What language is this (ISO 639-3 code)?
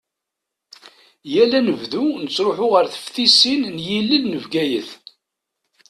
kab